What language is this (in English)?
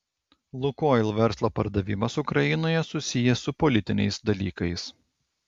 Lithuanian